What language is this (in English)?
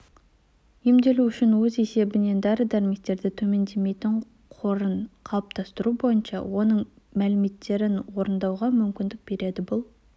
Kazakh